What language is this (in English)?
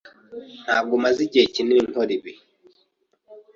Kinyarwanda